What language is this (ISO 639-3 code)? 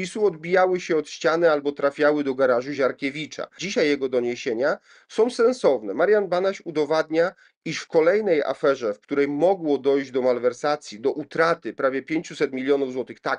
pol